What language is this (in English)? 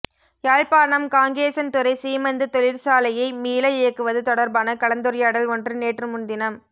Tamil